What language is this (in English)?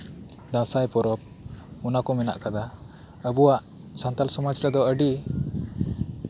Santali